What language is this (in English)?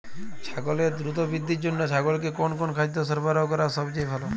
Bangla